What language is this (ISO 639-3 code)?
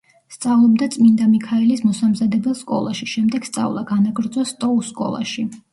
kat